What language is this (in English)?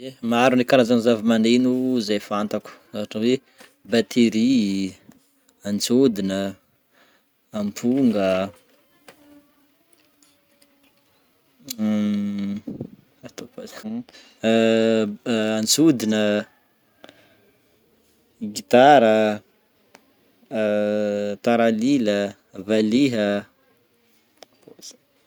Northern Betsimisaraka Malagasy